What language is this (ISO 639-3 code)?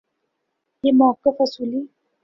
urd